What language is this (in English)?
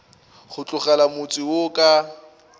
Northern Sotho